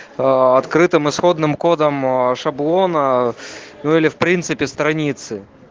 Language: Russian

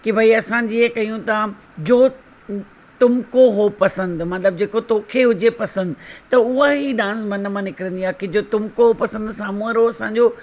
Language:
Sindhi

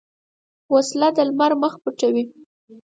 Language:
Pashto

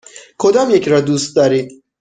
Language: Persian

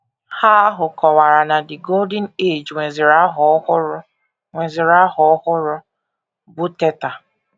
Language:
Igbo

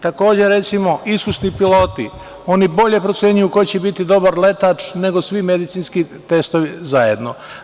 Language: Serbian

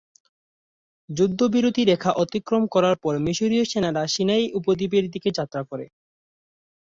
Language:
Bangla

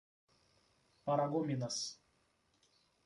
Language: Portuguese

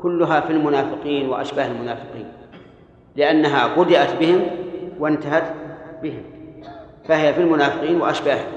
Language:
Arabic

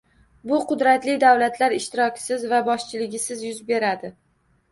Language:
Uzbek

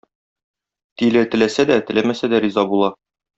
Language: Tatar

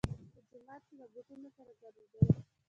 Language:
Pashto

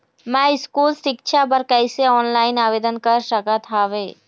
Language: Chhattisgarhi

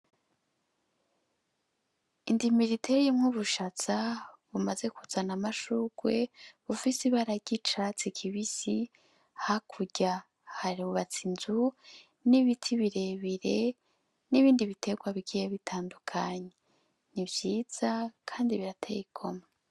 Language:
Rundi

